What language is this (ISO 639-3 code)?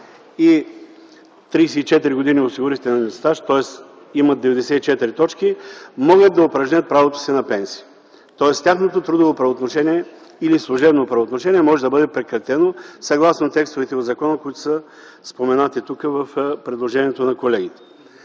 bul